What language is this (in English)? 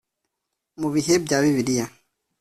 Kinyarwanda